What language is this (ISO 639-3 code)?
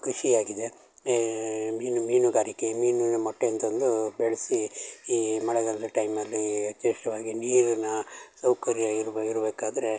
kan